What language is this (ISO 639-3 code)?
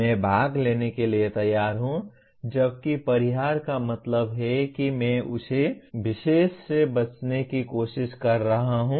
hin